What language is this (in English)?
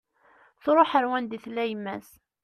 Kabyle